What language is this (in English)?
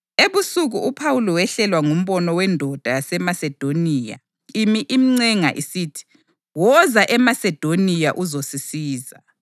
North Ndebele